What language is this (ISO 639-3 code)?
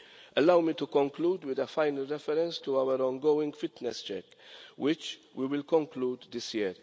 eng